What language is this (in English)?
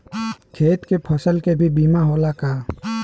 Bhojpuri